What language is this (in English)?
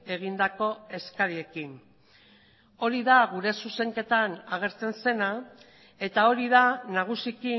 Basque